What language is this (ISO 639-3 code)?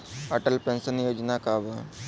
bho